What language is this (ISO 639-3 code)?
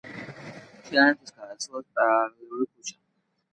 kat